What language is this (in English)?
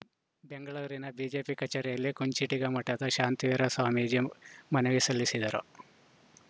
Kannada